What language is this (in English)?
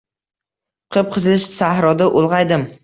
Uzbek